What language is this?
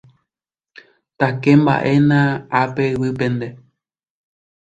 Guarani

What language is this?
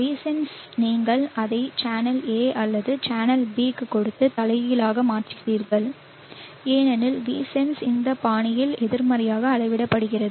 Tamil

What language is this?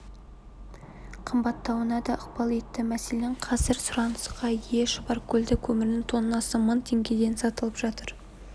Kazakh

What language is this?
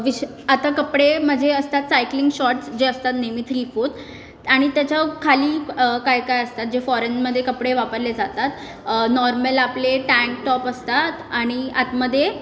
Marathi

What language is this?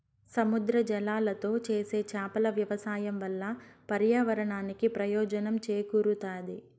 Telugu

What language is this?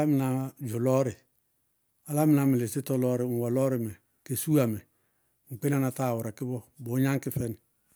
Bago-Kusuntu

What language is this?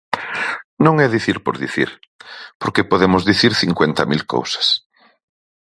Galician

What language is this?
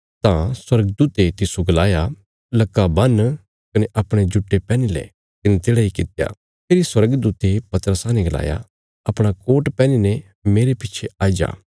Bilaspuri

